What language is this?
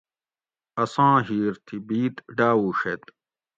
Gawri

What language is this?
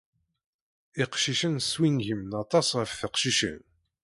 Kabyle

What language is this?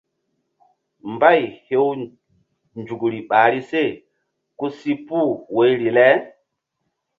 Mbum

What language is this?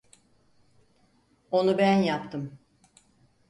Turkish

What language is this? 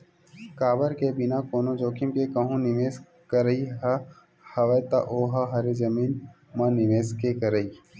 Chhattisgarhi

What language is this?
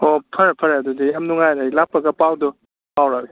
Manipuri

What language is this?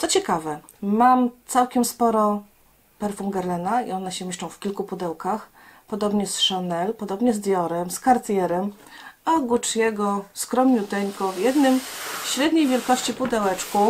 Polish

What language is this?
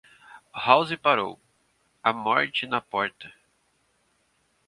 Portuguese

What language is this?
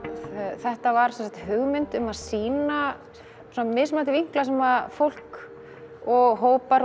Icelandic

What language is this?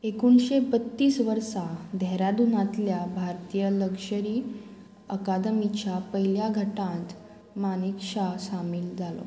Konkani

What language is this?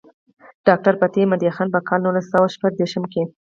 Pashto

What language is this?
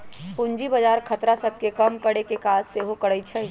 Magahi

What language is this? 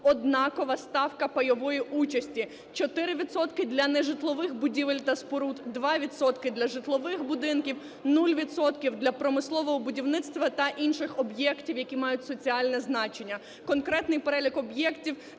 Ukrainian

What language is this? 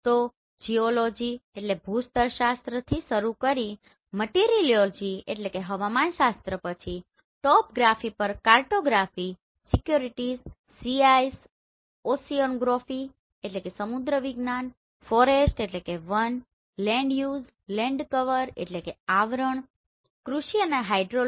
Gujarati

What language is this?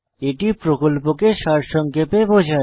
Bangla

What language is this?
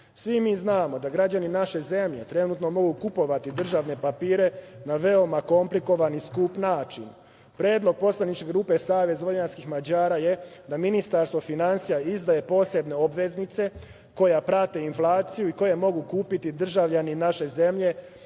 Serbian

